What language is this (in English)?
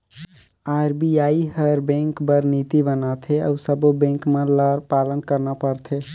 Chhattisgarhi